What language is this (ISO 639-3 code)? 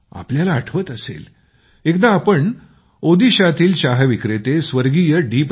mar